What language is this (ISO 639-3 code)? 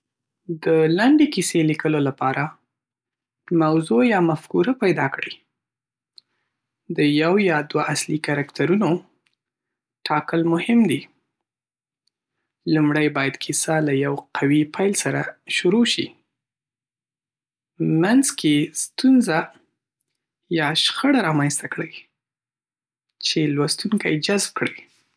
pus